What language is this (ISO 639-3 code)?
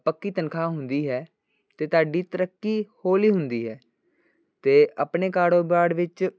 pan